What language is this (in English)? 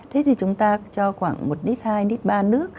Vietnamese